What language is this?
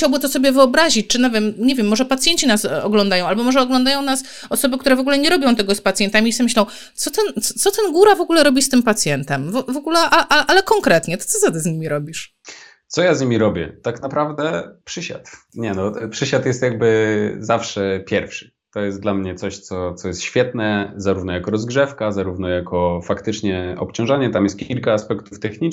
Polish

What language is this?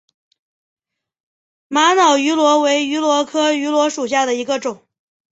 Chinese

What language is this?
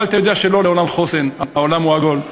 Hebrew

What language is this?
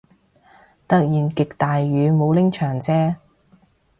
Cantonese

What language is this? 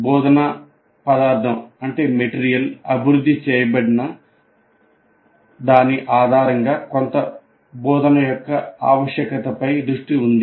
Telugu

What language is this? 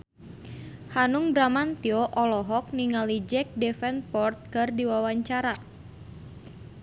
Sundanese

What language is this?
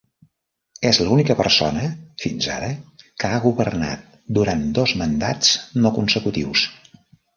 Catalan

